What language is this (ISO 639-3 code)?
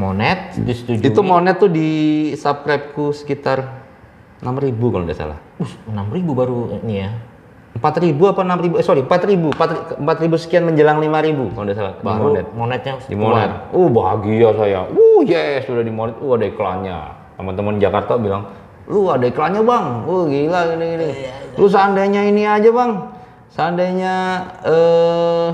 ind